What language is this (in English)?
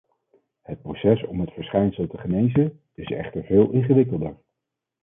Dutch